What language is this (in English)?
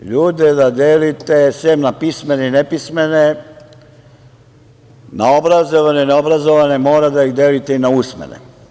Serbian